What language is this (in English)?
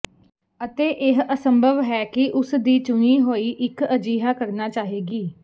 Punjabi